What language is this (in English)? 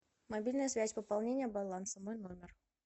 Russian